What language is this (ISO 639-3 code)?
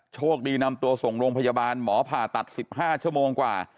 tha